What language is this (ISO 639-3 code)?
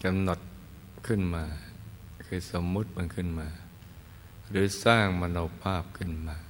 tha